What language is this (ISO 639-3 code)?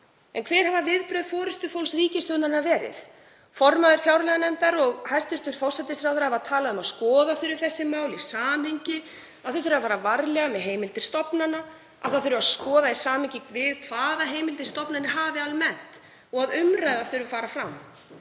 isl